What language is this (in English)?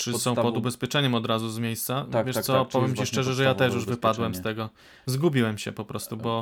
Polish